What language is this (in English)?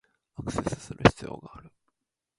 Japanese